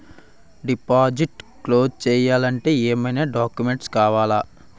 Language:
Telugu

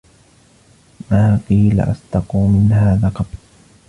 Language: Arabic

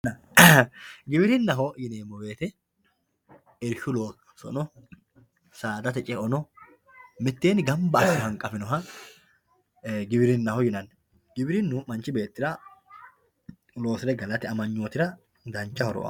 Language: Sidamo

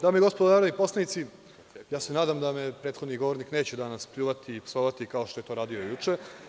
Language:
Serbian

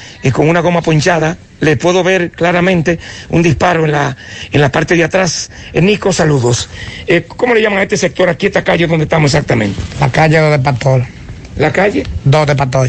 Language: Spanish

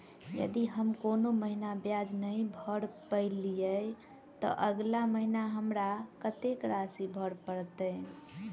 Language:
Maithili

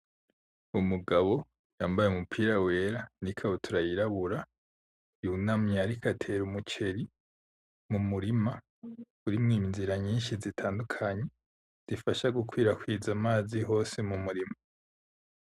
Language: Rundi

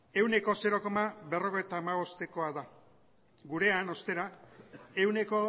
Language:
Basque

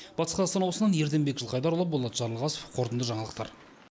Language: Kazakh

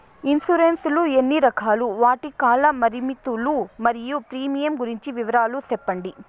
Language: Telugu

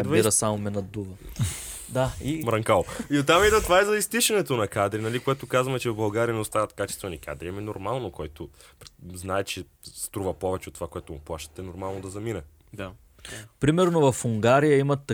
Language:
Bulgarian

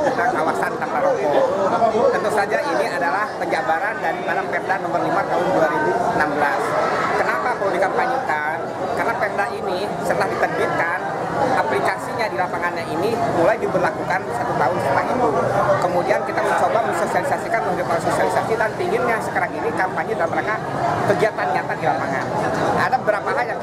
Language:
Indonesian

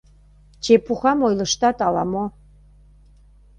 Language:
Mari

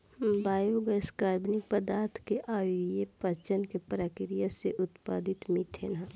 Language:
Bhojpuri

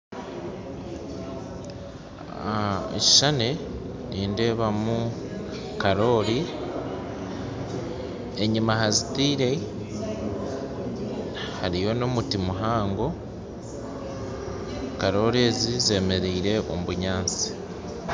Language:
Nyankole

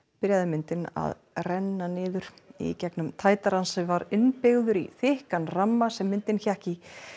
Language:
Icelandic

